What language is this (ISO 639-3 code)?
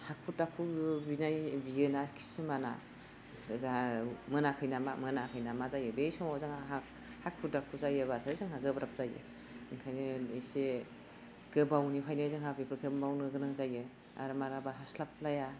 brx